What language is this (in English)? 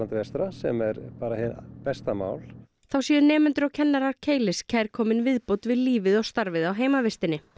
Icelandic